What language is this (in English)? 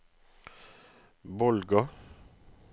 Norwegian